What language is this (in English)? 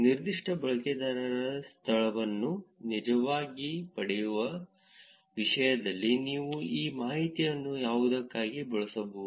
Kannada